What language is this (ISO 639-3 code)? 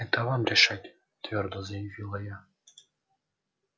rus